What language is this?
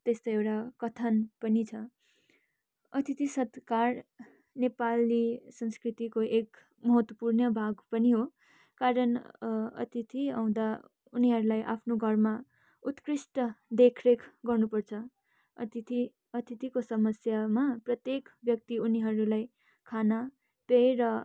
Nepali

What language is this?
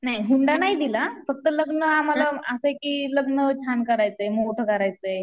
Marathi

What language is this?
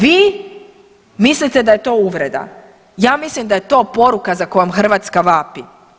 Croatian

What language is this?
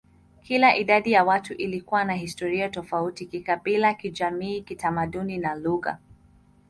Swahili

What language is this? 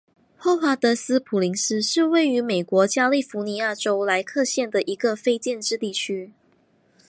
Chinese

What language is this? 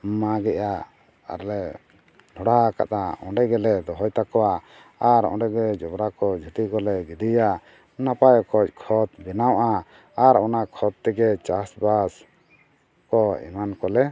Santali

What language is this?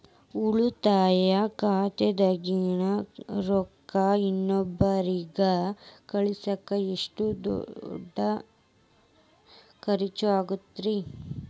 Kannada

